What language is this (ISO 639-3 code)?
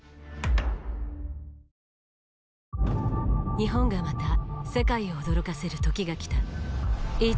jpn